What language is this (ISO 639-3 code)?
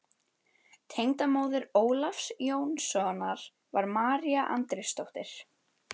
isl